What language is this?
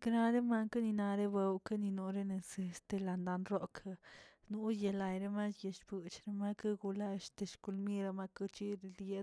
Tilquiapan Zapotec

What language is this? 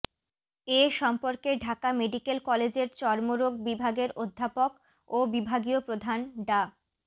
Bangla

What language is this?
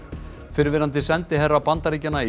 Icelandic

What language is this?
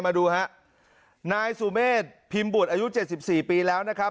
Thai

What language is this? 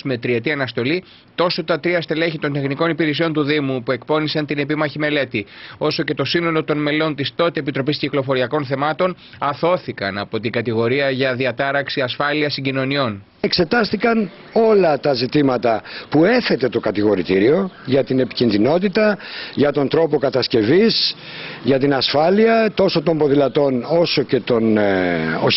Greek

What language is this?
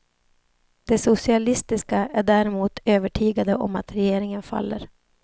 Swedish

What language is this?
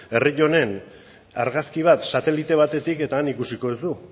Basque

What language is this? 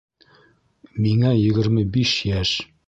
Bashkir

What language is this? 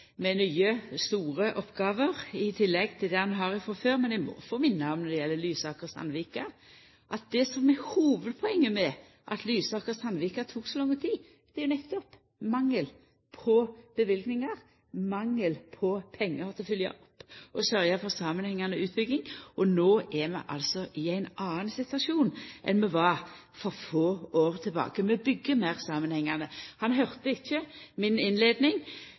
Norwegian Nynorsk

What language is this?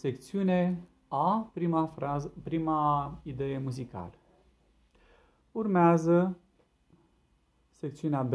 Romanian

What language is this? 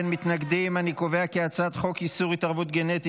Hebrew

